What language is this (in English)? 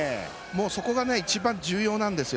Japanese